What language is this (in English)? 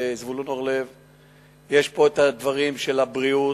Hebrew